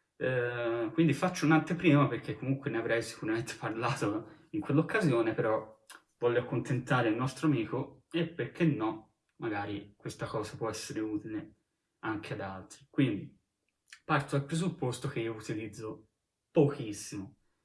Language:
Italian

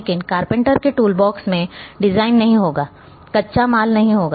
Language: Hindi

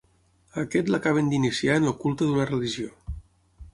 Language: Catalan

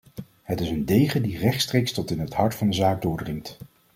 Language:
Dutch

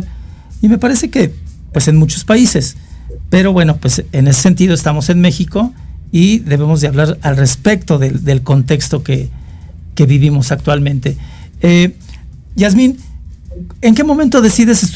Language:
Spanish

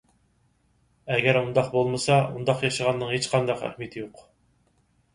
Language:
Uyghur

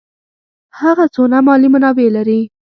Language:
Pashto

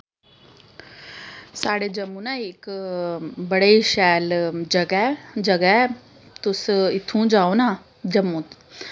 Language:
Dogri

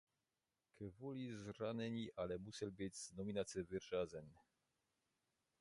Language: Czech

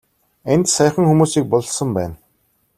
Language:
Mongolian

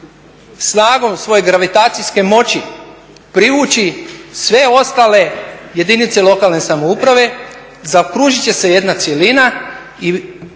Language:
Croatian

